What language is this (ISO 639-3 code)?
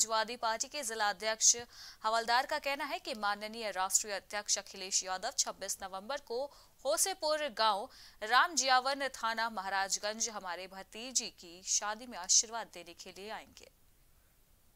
hin